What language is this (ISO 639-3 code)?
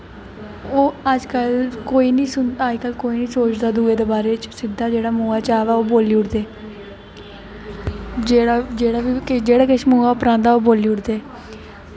doi